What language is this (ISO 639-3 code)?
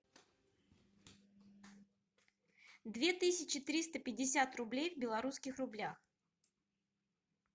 rus